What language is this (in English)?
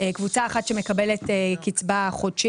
Hebrew